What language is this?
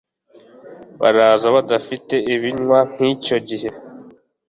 Kinyarwanda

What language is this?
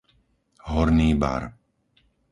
Slovak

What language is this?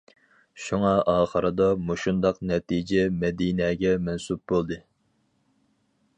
Uyghur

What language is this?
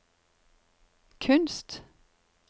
Norwegian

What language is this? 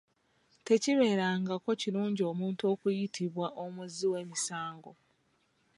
Ganda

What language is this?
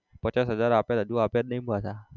Gujarati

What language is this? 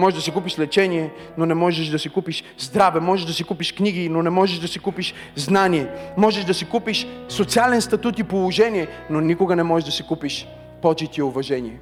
Bulgarian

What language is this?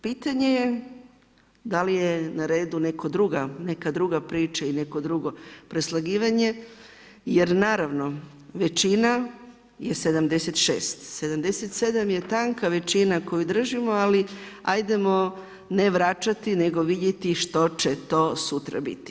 Croatian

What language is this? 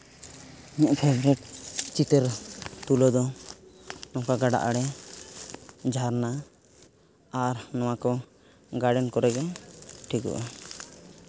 Santali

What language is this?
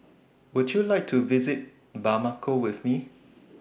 English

